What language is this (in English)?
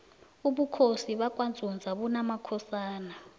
South Ndebele